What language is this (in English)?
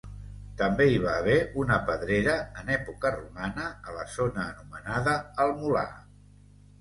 Catalan